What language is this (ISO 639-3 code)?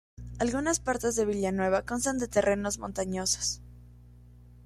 spa